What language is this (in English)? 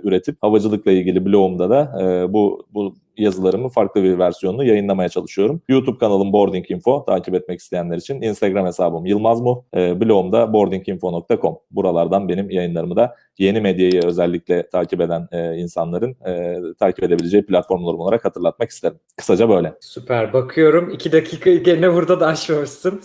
Turkish